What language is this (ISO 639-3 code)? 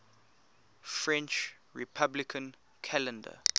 eng